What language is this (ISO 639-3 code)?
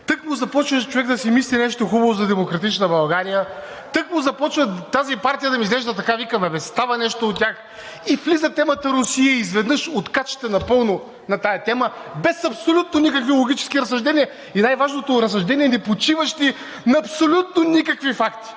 bul